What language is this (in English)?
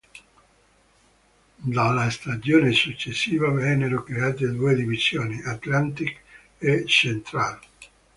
Italian